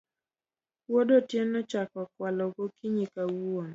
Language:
Luo (Kenya and Tanzania)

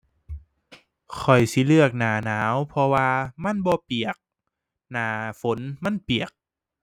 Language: Thai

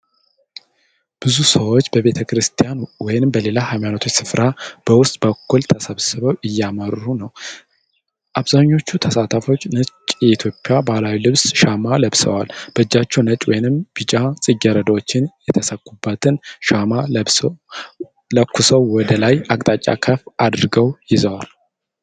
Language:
Amharic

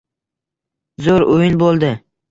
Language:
Uzbek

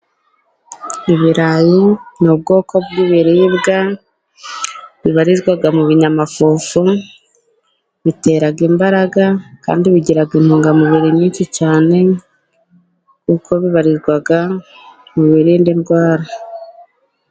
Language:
Kinyarwanda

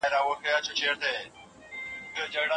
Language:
Pashto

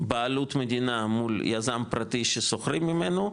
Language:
Hebrew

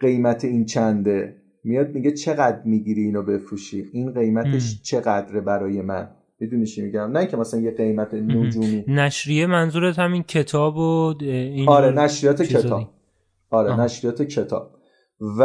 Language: Persian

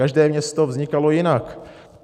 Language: Czech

